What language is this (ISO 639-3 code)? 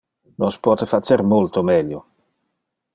ina